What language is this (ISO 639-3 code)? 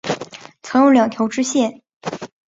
zho